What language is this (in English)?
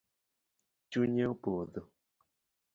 Luo (Kenya and Tanzania)